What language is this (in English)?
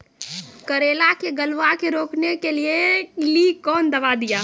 Maithili